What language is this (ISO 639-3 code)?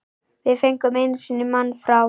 isl